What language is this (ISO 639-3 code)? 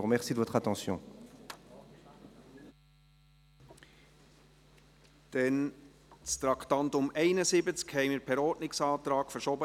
gsw